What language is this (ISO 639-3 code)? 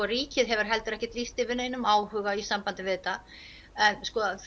isl